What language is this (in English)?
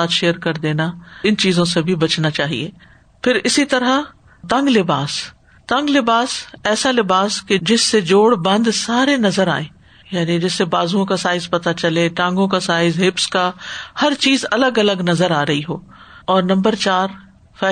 Urdu